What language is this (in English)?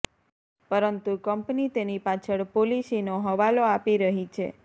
Gujarati